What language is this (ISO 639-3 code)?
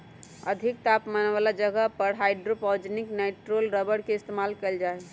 mag